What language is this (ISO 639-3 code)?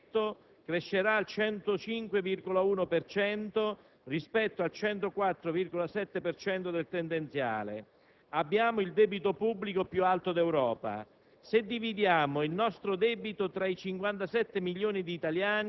ita